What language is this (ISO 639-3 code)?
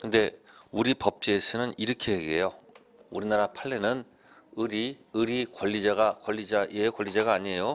kor